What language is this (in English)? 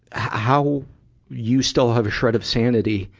English